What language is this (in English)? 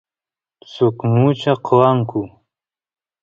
Santiago del Estero Quichua